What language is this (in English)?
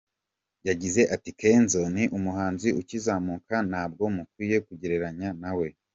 Kinyarwanda